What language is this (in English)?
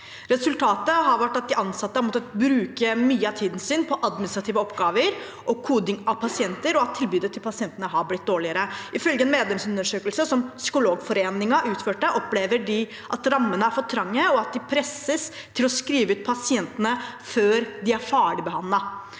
Norwegian